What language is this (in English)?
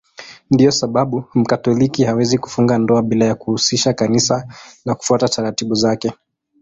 Swahili